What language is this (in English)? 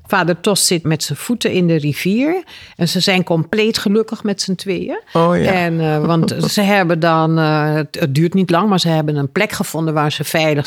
Dutch